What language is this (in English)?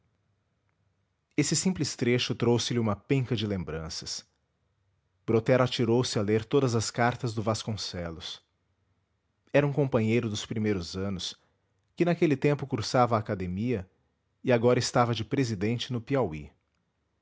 Portuguese